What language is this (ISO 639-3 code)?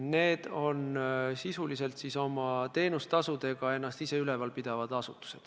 est